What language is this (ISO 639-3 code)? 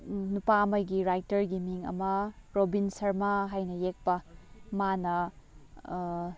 mni